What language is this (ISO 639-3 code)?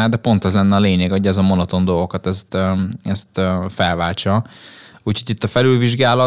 hun